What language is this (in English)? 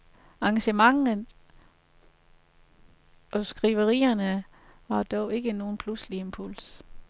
Danish